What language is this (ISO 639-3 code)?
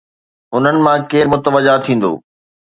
snd